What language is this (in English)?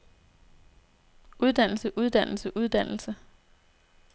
Danish